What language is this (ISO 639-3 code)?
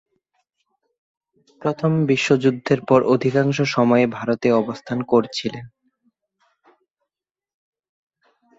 ben